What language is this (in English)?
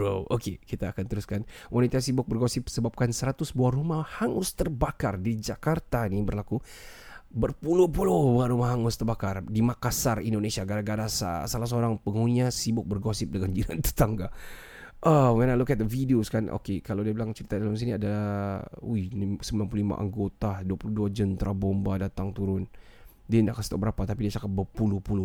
Malay